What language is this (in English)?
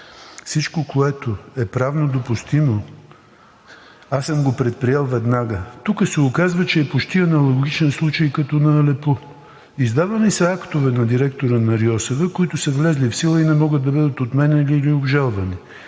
Bulgarian